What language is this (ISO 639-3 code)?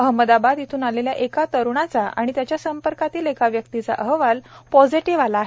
mar